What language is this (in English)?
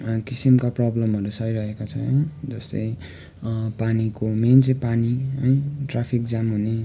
Nepali